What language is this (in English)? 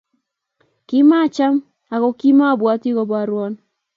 Kalenjin